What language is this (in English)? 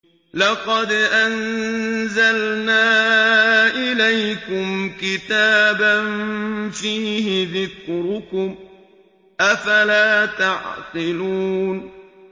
Arabic